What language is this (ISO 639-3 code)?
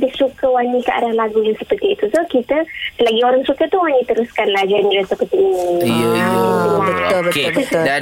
msa